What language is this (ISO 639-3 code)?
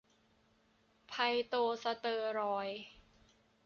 tha